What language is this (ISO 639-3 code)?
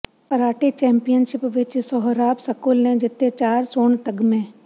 pan